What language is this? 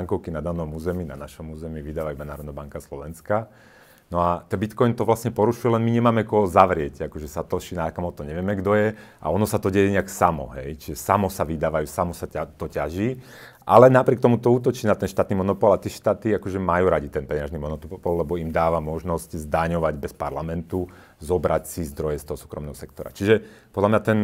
Slovak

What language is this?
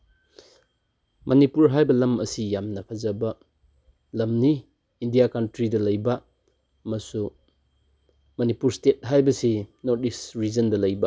Manipuri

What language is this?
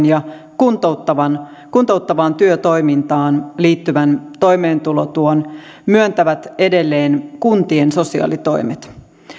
Finnish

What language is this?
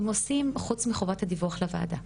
Hebrew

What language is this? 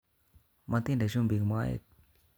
Kalenjin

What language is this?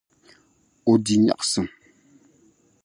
Dagbani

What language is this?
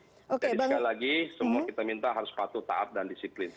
Indonesian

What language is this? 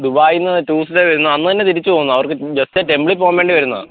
Malayalam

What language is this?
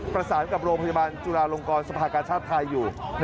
Thai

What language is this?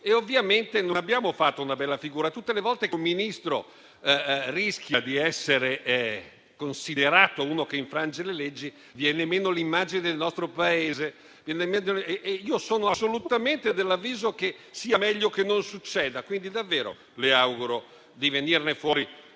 Italian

